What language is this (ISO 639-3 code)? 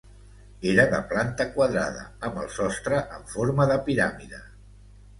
cat